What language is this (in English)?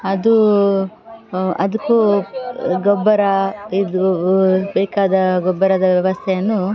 Kannada